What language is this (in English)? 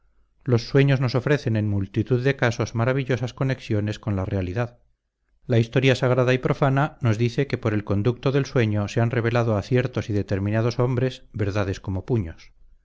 Spanish